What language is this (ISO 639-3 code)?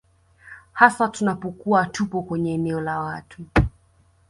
swa